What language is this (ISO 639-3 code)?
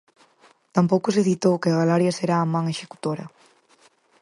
glg